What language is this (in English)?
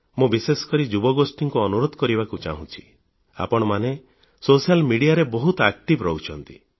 Odia